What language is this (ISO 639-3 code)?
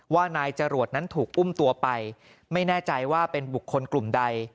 tha